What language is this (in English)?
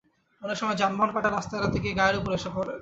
Bangla